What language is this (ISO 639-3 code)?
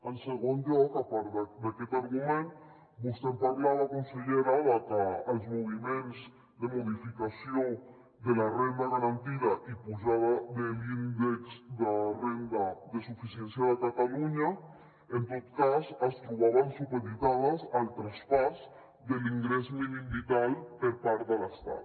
cat